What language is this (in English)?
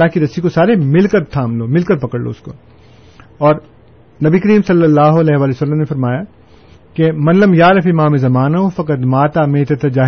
Urdu